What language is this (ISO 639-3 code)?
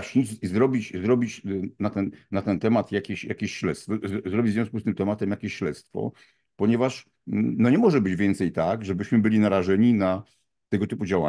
pol